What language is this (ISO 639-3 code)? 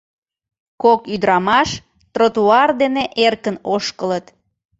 chm